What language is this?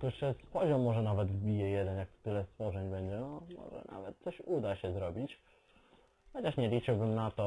Polish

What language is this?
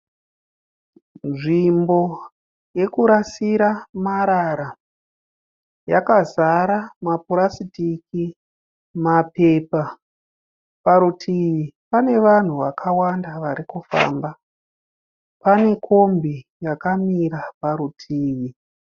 Shona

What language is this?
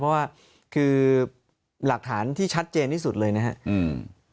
Thai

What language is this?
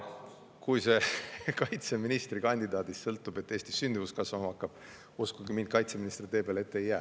Estonian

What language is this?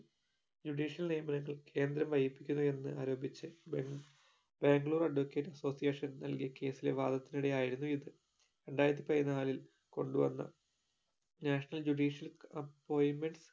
Malayalam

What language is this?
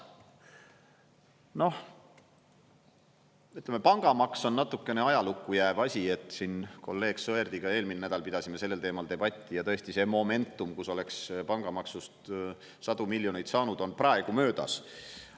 Estonian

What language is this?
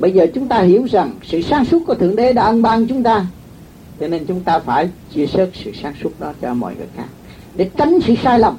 Vietnamese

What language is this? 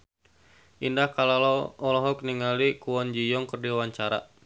Sundanese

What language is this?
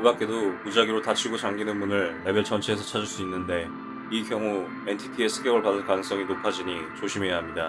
Korean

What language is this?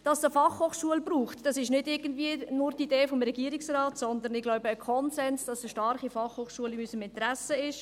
Swiss German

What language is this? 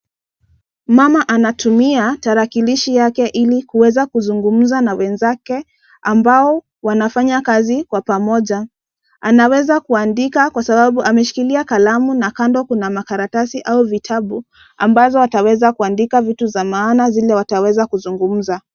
Swahili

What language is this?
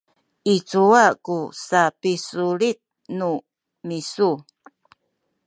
Sakizaya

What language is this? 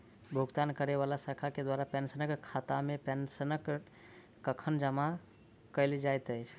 Maithili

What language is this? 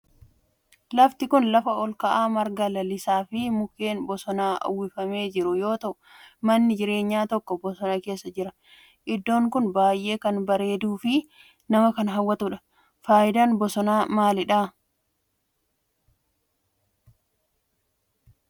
Oromo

